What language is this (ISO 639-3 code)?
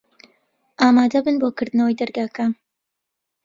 ckb